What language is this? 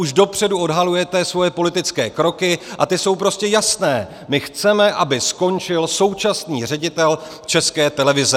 Czech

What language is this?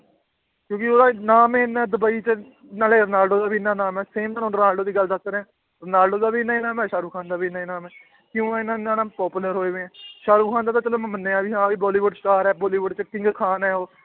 Punjabi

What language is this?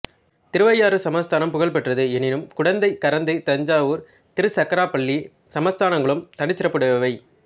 Tamil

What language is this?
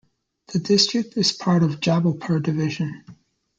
English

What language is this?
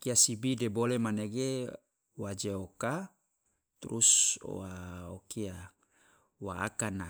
Loloda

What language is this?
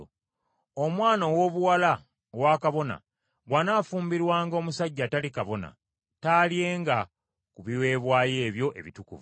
Ganda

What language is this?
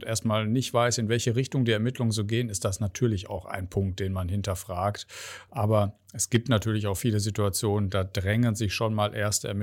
German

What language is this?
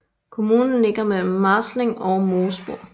Danish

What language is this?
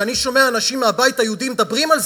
Hebrew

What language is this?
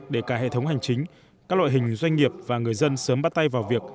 Vietnamese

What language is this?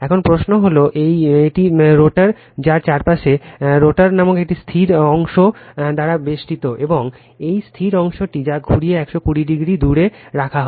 Bangla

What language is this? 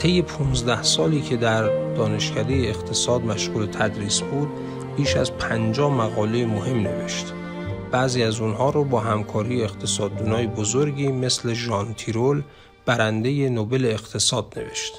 Persian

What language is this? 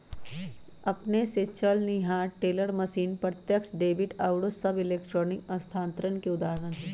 Magahi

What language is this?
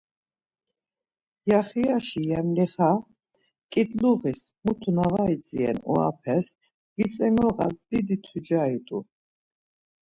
Laz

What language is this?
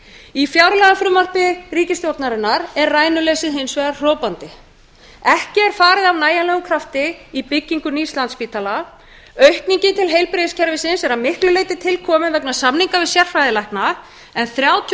Icelandic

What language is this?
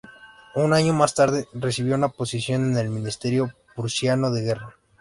Spanish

